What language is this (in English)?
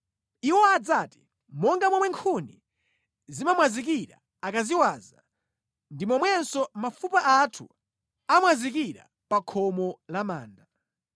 Nyanja